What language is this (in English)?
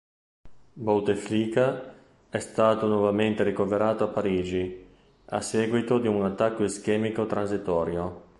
Italian